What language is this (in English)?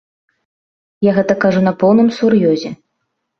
Belarusian